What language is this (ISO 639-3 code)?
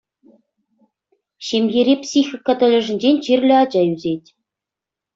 chv